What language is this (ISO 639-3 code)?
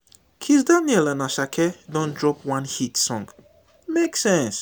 pcm